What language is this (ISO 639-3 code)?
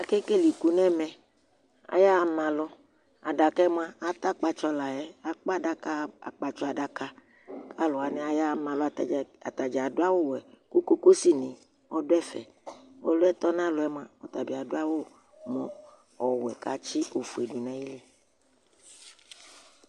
kpo